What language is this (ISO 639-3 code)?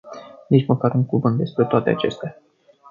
ron